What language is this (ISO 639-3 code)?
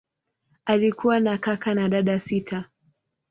swa